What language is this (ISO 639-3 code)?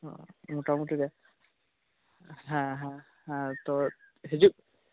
sat